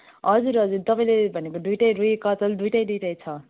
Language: Nepali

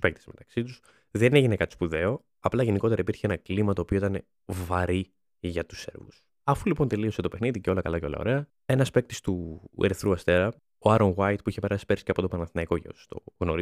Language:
Greek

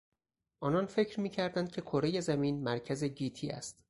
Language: Persian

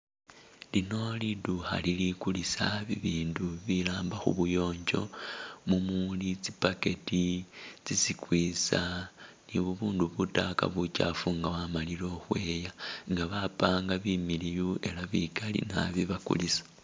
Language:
Masaaba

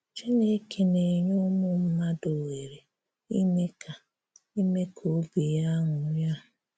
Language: Igbo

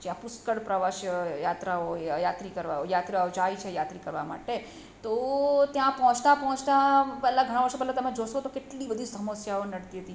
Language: Gujarati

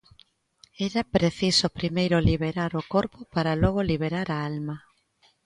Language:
Galician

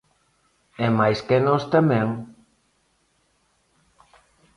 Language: Galician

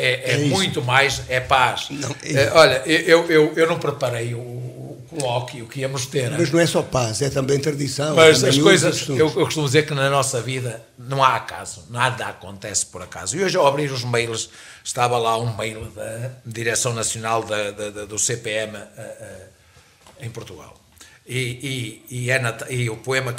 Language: Portuguese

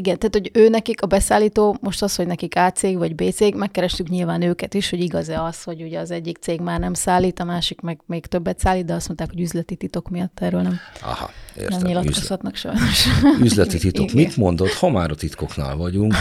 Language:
Hungarian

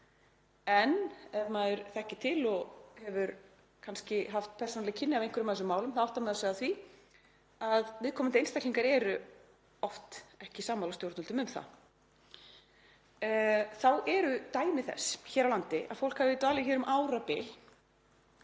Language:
Icelandic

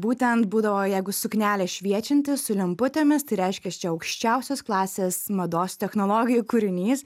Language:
Lithuanian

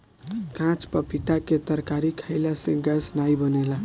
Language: Bhojpuri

